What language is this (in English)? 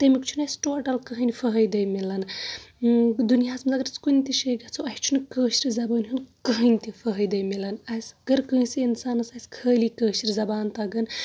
Kashmiri